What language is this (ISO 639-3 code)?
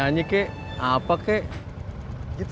ind